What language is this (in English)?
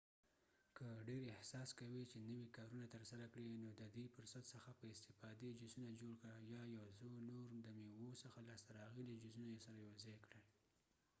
Pashto